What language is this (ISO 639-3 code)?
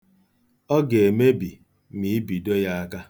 ibo